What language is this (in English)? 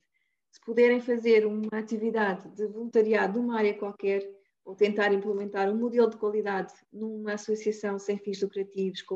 Portuguese